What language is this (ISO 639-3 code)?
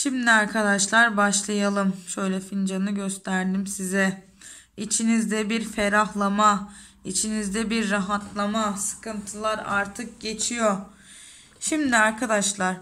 tur